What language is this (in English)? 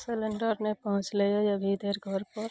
Maithili